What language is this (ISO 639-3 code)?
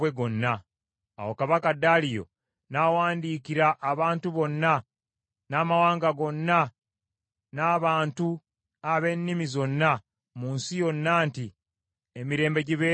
lug